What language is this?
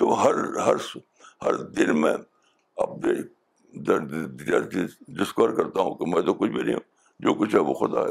Urdu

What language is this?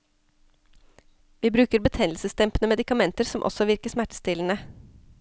Norwegian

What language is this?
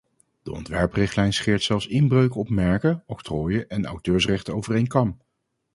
Dutch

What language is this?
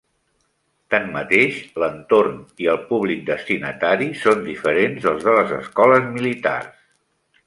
Catalan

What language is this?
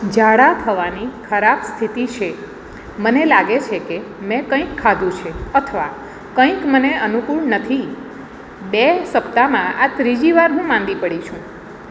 Gujarati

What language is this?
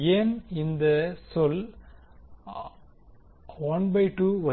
Tamil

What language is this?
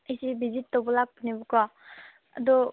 Manipuri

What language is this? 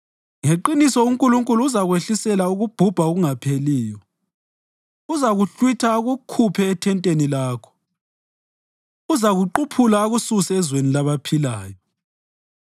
North Ndebele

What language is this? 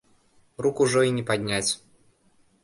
Belarusian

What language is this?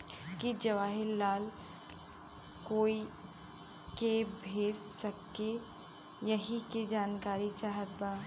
Bhojpuri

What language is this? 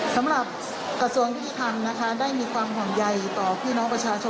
Thai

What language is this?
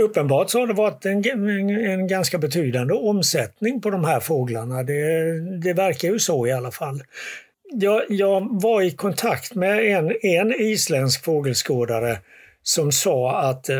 Swedish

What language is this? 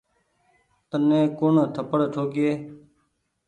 Goaria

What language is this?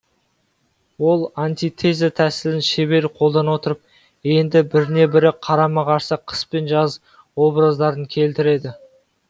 Kazakh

